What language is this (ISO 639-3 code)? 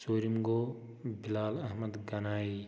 kas